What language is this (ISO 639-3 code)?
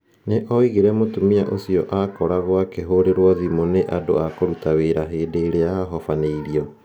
kik